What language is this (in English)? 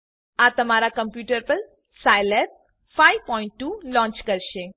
Gujarati